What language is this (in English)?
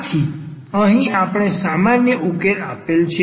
Gujarati